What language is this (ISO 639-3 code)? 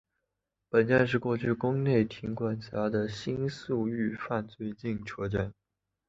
zho